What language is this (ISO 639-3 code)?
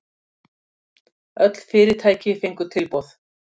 isl